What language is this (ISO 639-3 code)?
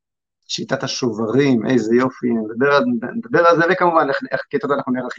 heb